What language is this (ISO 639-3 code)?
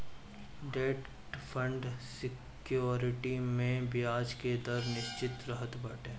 bho